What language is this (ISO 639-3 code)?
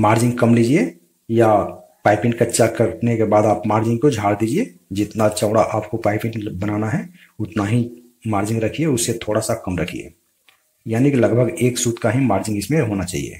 hin